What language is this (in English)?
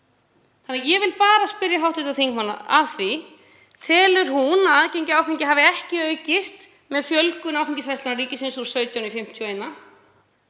Icelandic